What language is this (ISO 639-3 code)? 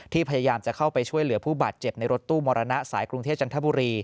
tha